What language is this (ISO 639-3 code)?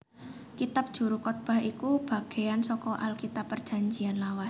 jav